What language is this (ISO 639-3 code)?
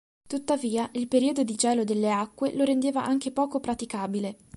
ita